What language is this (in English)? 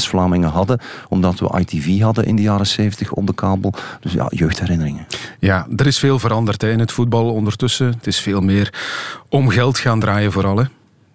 Dutch